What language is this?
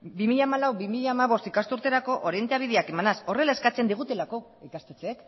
Basque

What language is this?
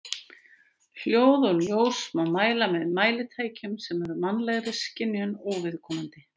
Icelandic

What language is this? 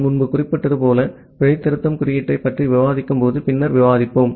Tamil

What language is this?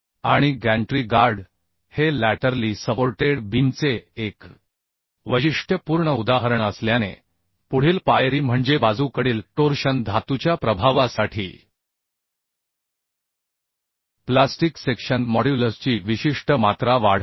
Marathi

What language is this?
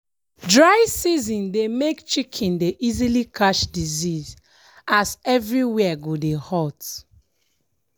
Nigerian Pidgin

